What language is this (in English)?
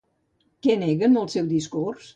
Catalan